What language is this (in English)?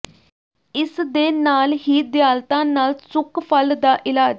Punjabi